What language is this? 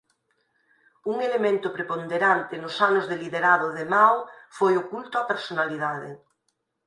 Galician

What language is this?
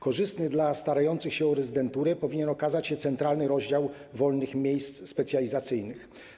Polish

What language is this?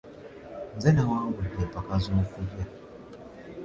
Ganda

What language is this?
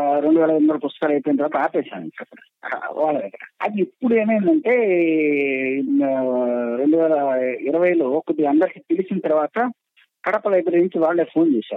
Telugu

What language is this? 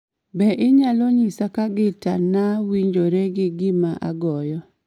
Luo (Kenya and Tanzania)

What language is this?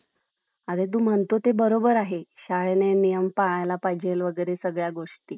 Marathi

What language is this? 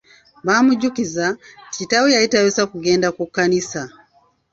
Ganda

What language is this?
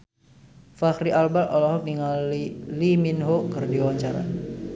Sundanese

